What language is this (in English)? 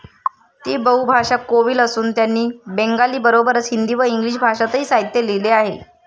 Marathi